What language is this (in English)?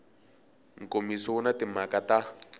Tsonga